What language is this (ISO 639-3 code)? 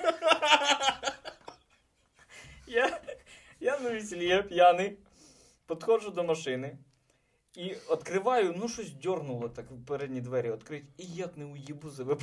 ukr